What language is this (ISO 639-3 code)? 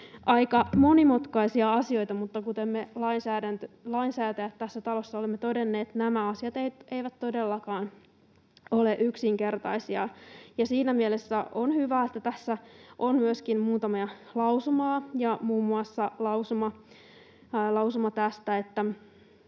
fin